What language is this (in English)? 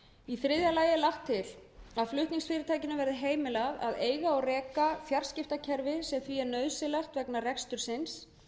Icelandic